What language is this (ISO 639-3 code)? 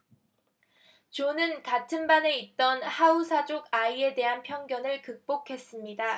kor